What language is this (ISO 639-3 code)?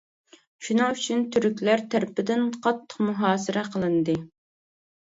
uig